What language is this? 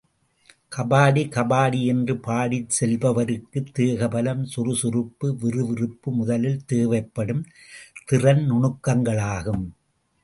Tamil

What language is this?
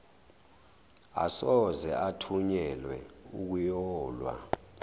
Zulu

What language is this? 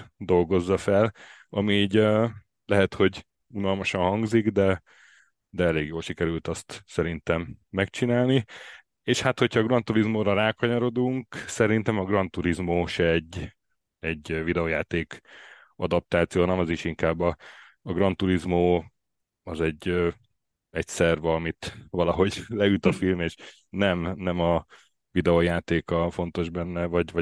Hungarian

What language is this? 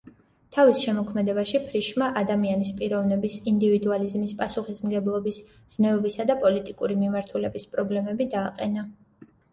Georgian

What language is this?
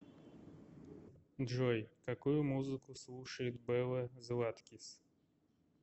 Russian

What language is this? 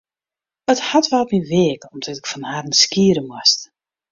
Western Frisian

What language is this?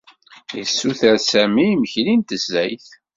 Kabyle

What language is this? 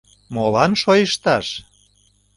Mari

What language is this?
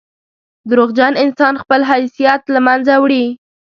Pashto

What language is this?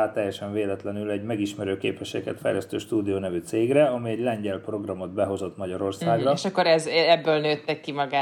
Hungarian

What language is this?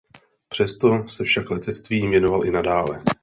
Czech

